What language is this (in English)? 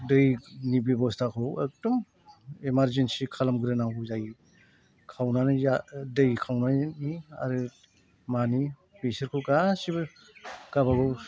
Bodo